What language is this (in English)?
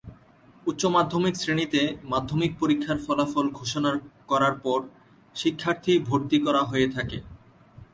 Bangla